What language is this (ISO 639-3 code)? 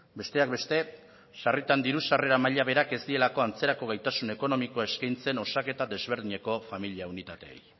eus